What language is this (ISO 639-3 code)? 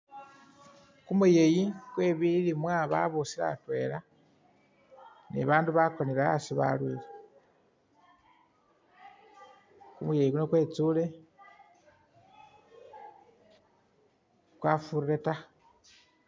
myx